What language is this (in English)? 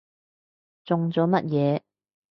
Cantonese